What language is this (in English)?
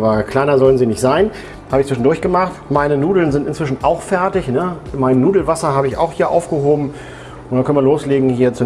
German